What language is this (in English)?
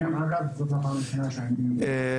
Hebrew